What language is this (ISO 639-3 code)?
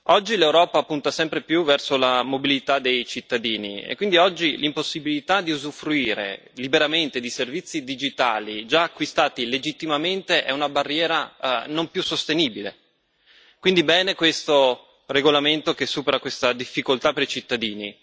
ita